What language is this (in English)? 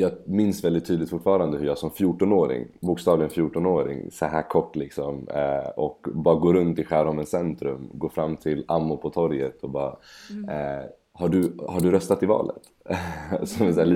Swedish